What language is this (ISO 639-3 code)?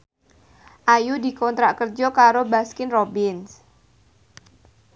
jav